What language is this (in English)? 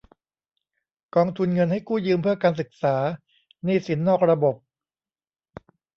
Thai